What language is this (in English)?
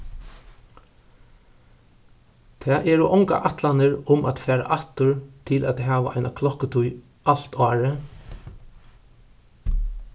Faroese